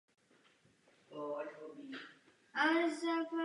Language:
Czech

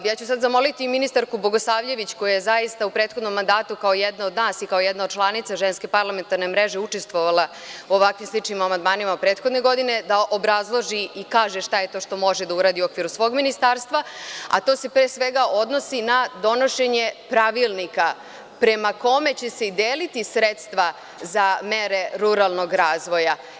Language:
Serbian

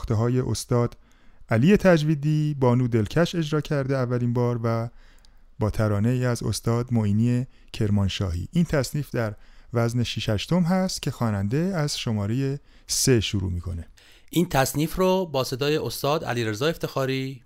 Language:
Persian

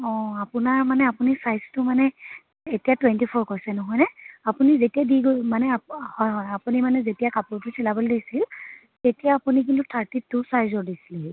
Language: Assamese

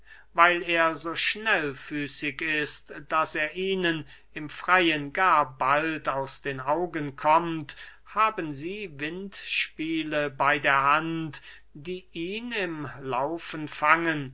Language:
German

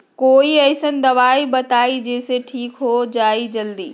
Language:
Magahi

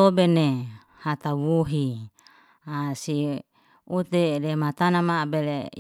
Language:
Liana-Seti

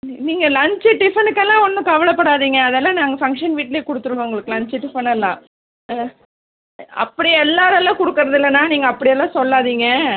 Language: Tamil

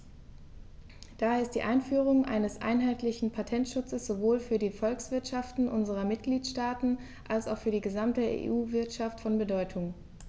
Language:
German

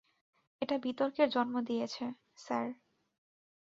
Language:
Bangla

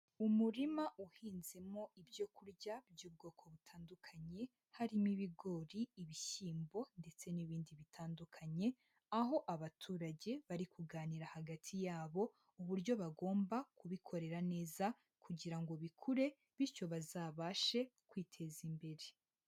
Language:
Kinyarwanda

